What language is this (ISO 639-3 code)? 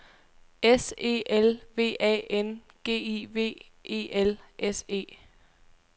dan